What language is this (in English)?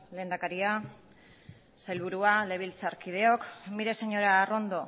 Basque